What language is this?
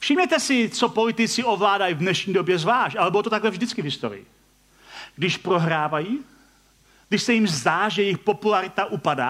Czech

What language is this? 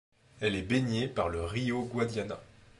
French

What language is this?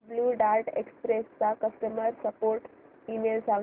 Marathi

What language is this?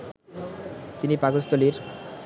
Bangla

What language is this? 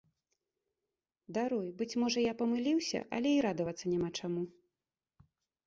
Belarusian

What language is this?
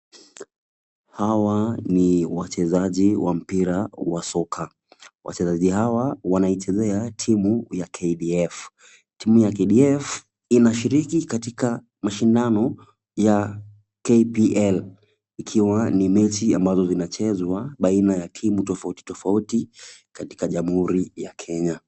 Swahili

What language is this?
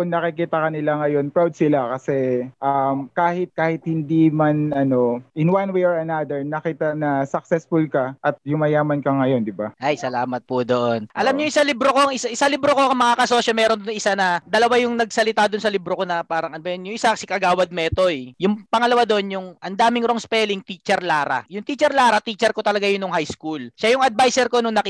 Filipino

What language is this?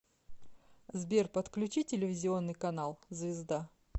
Russian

